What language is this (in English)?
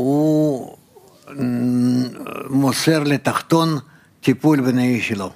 Hebrew